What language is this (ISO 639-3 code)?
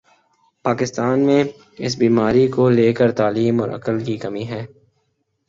urd